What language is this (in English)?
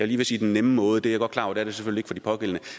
Danish